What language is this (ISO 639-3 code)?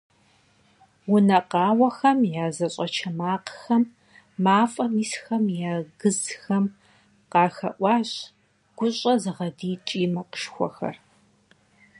kbd